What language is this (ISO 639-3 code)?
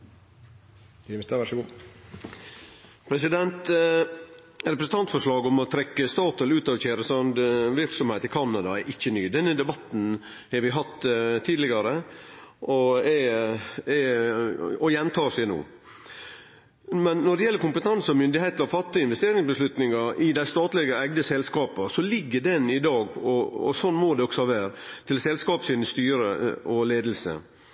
nor